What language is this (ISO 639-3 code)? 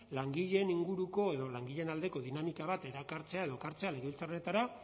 eus